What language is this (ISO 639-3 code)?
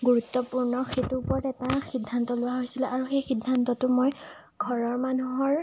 asm